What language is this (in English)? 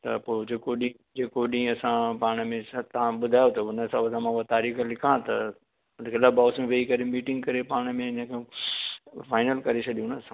Sindhi